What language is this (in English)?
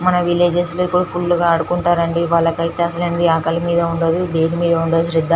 Telugu